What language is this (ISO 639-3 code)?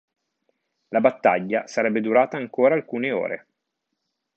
ita